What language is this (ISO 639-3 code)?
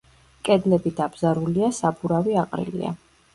kat